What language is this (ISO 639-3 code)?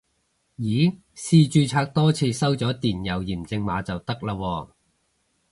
yue